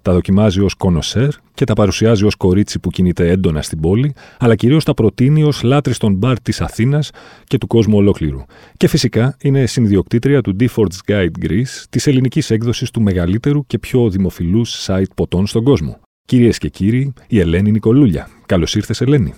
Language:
Greek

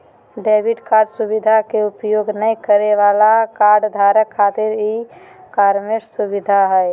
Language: Magahi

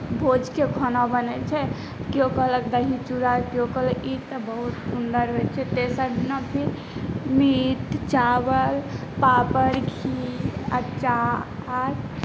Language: Maithili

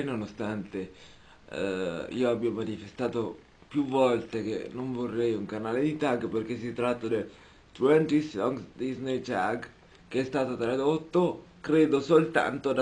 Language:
Italian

